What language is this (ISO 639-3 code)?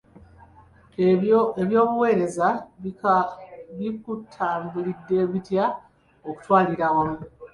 lug